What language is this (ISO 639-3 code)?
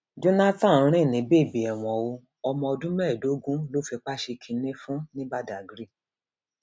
yor